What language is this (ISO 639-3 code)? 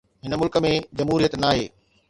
snd